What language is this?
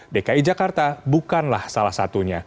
Indonesian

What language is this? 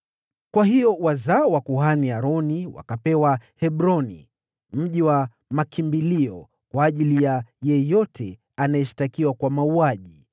Swahili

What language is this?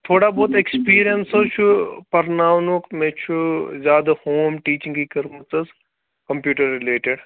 Kashmiri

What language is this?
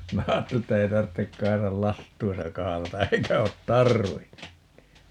Finnish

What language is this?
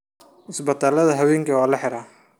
Somali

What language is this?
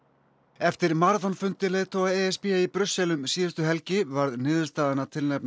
Icelandic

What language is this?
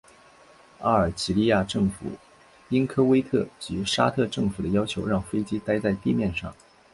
Chinese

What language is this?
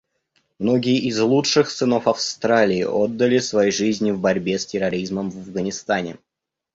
Russian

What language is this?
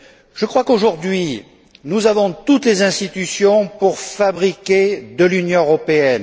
French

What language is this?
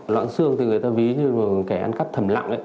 Vietnamese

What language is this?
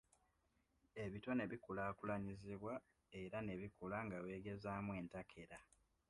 Ganda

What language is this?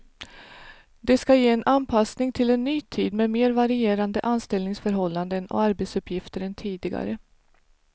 Swedish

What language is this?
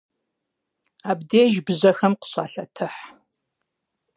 Kabardian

